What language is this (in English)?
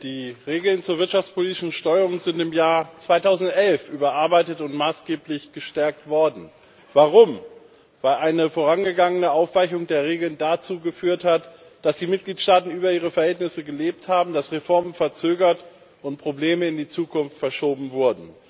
German